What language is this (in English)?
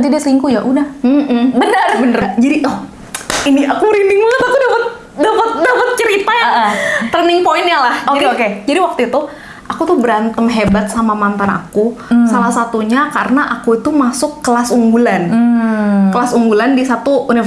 Indonesian